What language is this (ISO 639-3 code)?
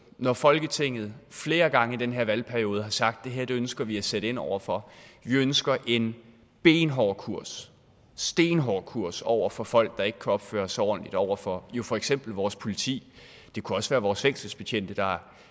dan